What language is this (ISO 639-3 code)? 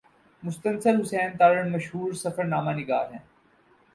urd